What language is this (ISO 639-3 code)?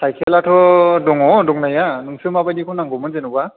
brx